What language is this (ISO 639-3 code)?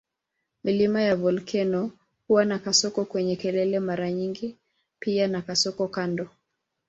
swa